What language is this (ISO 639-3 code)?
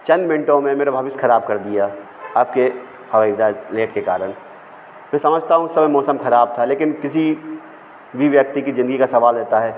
hin